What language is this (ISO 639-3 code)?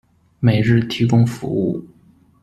zho